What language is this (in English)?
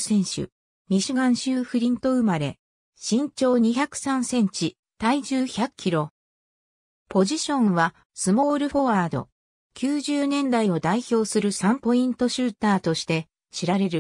Japanese